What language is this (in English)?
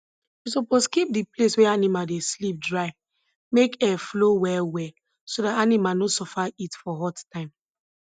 Nigerian Pidgin